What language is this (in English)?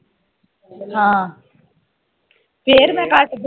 Punjabi